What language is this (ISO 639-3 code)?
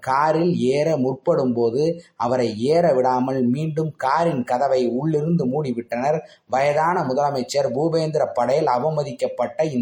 tam